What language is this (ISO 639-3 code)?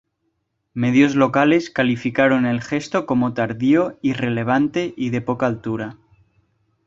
spa